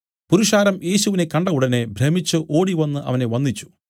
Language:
Malayalam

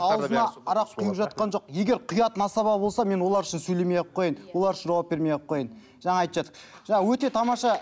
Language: Kazakh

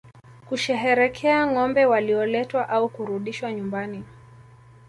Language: Swahili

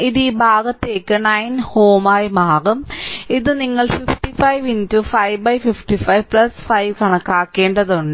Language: Malayalam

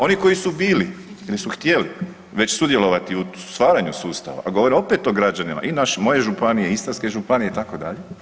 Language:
Croatian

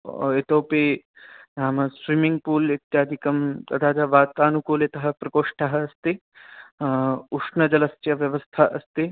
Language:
Sanskrit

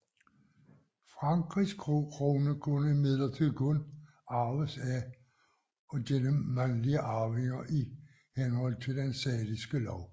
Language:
Danish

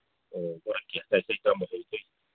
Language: Manipuri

